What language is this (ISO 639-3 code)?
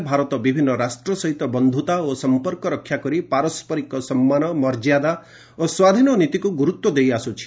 ori